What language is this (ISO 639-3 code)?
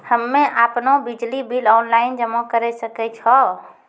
mai